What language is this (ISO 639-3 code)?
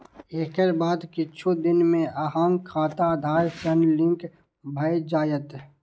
mai